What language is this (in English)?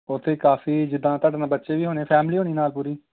Punjabi